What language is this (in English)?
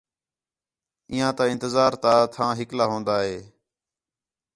Khetrani